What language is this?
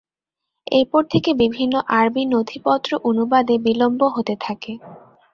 Bangla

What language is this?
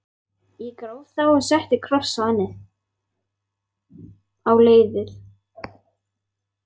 Icelandic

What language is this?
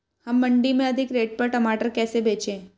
Hindi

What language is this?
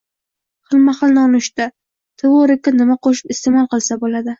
Uzbek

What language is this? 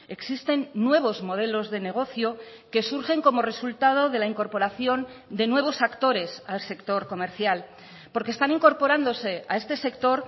Spanish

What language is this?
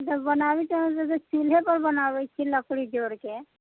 Maithili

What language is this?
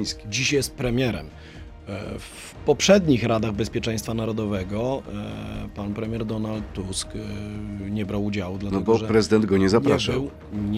Polish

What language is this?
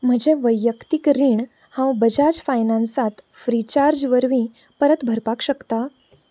Konkani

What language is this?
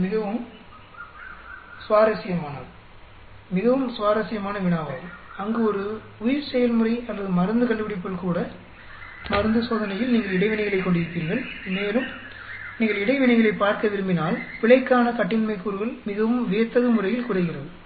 Tamil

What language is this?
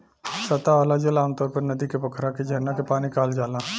Bhojpuri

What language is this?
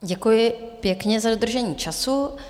Czech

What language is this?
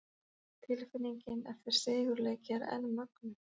Icelandic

